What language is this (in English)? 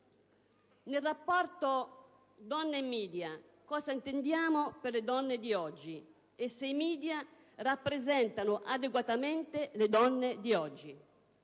Italian